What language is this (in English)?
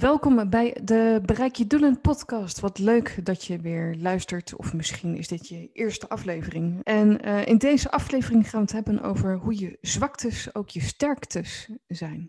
Dutch